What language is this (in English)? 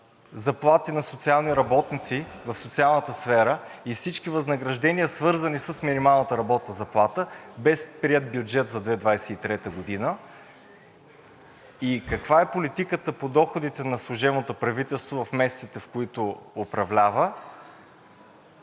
Bulgarian